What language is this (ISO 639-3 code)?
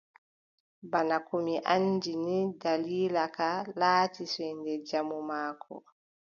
fub